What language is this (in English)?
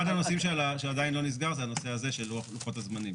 Hebrew